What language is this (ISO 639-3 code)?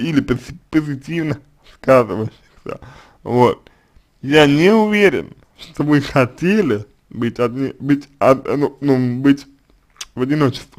rus